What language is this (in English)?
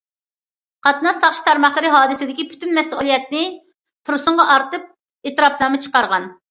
Uyghur